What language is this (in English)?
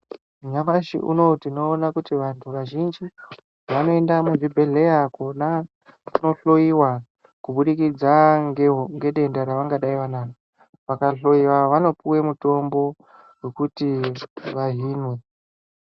Ndau